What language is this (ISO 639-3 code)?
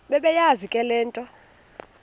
xho